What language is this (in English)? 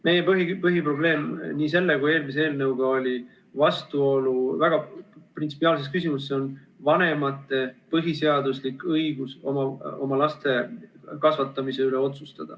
Estonian